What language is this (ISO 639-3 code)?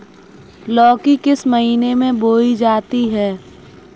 hin